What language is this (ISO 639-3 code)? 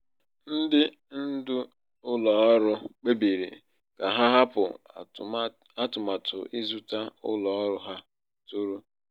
ibo